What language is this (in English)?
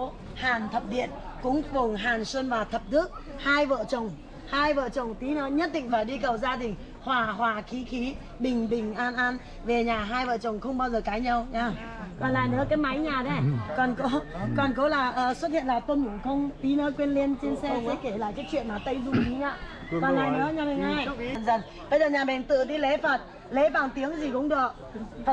Vietnamese